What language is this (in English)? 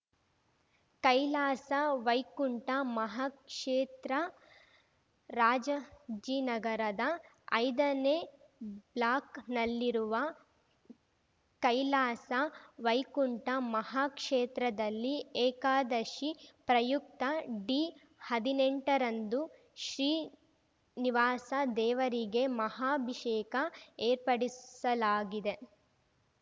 Kannada